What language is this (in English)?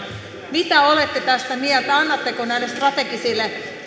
Finnish